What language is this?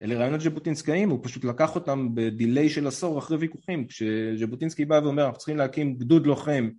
Hebrew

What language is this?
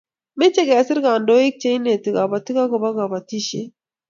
Kalenjin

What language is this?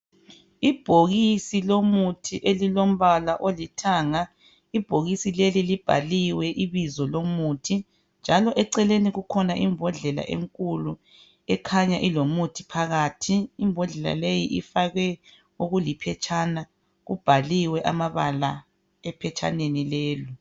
North Ndebele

